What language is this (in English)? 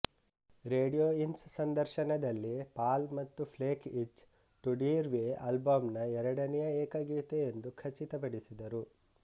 Kannada